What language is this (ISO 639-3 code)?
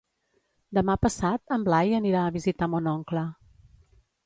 cat